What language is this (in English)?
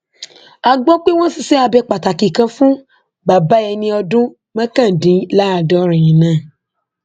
Yoruba